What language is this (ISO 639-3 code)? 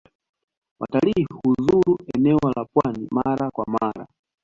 swa